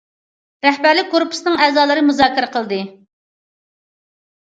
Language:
Uyghur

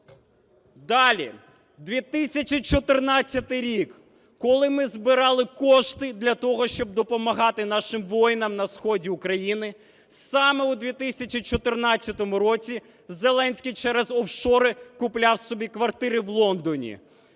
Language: Ukrainian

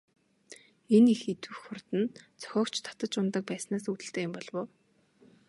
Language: Mongolian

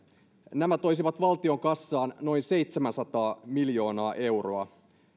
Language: Finnish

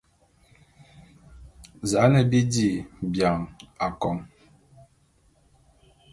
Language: Bulu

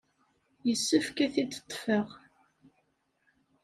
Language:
Kabyle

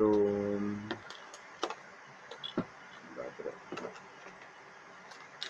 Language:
Indonesian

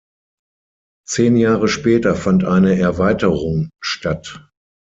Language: German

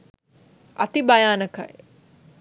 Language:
Sinhala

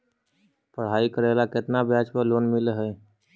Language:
Magahi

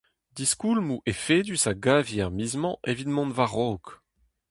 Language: Breton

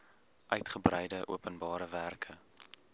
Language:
Afrikaans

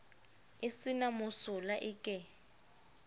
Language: Southern Sotho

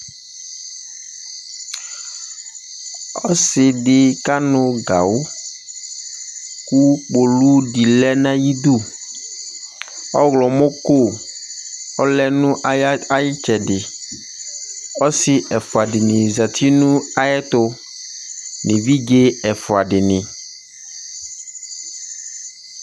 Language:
Ikposo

